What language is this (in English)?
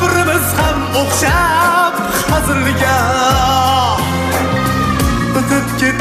Turkish